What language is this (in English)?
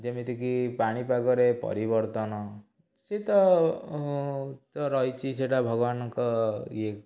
Odia